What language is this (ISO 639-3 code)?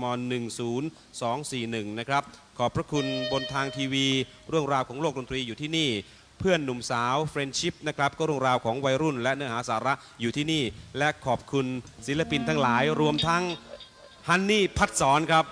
tha